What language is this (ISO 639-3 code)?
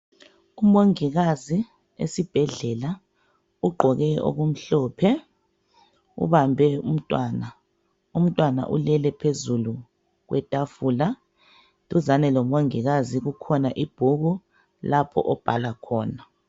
nde